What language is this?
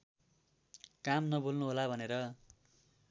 Nepali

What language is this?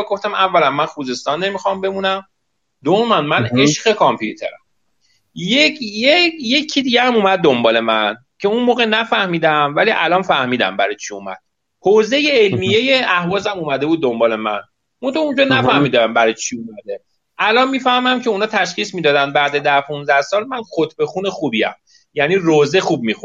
Persian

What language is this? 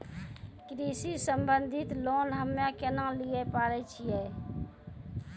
Maithili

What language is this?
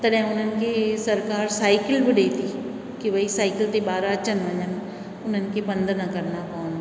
Sindhi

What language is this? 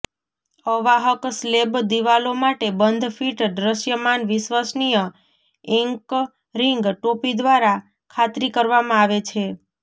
Gujarati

